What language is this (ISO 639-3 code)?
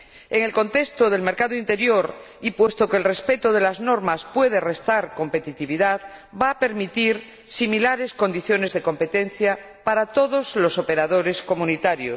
spa